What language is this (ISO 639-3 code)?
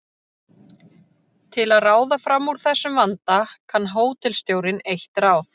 isl